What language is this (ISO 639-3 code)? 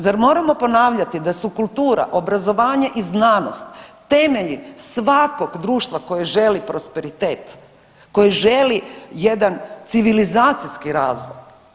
hrv